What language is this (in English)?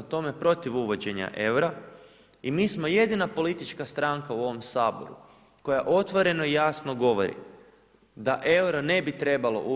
Croatian